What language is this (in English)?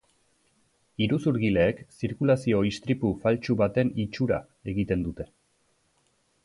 Basque